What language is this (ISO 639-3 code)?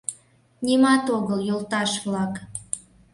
chm